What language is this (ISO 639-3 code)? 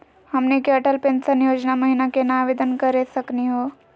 mag